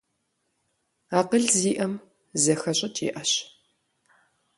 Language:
Kabardian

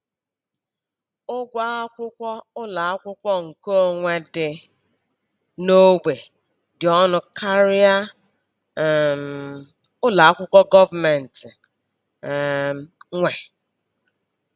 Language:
Igbo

